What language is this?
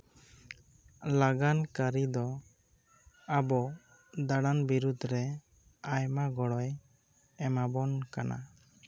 Santali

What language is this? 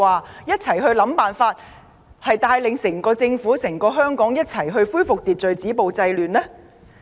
Cantonese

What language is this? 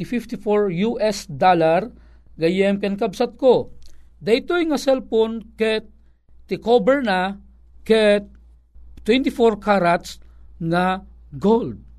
Filipino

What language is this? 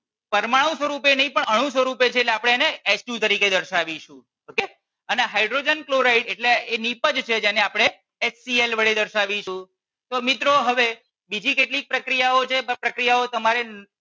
Gujarati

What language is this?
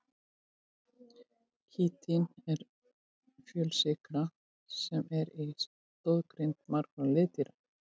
Icelandic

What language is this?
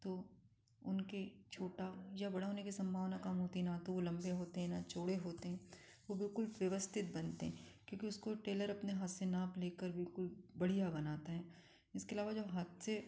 Hindi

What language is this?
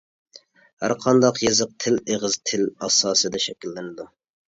Uyghur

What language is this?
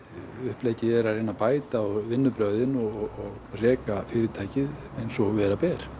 Icelandic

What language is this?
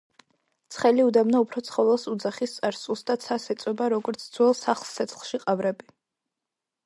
Georgian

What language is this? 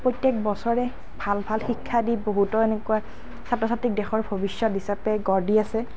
Assamese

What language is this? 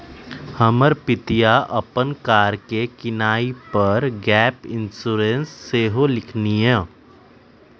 Magahi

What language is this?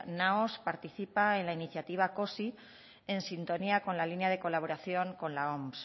Spanish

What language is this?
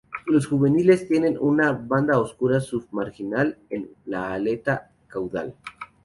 Spanish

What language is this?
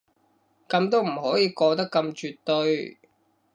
Cantonese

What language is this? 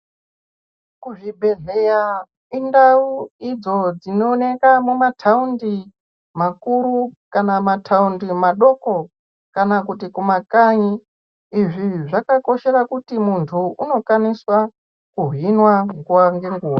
Ndau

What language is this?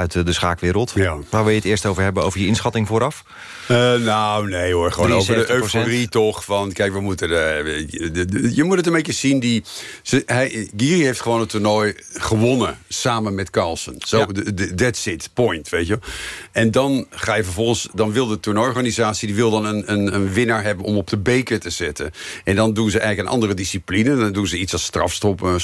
Dutch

